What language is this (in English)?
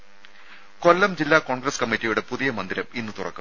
Malayalam